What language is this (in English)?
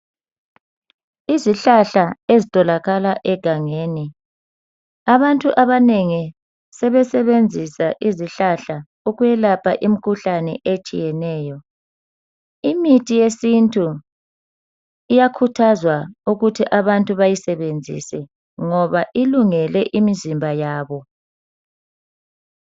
North Ndebele